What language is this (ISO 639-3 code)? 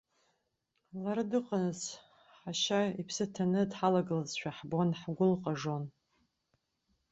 abk